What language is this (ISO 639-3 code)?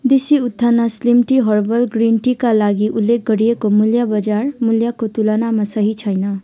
nep